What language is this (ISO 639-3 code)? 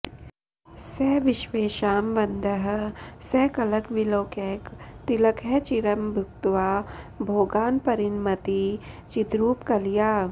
san